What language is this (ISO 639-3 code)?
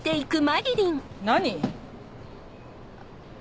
jpn